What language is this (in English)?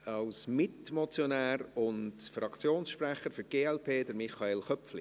Swiss German